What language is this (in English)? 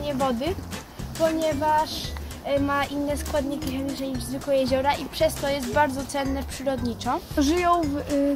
Polish